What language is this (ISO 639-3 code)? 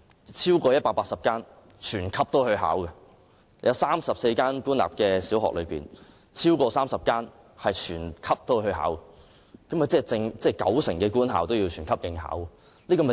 yue